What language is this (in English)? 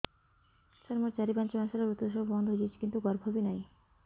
Odia